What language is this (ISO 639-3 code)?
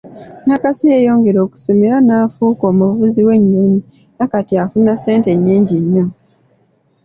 lug